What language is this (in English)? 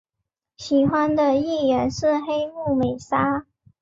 Chinese